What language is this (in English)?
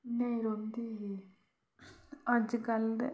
Dogri